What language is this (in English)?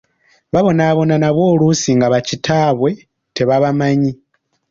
Ganda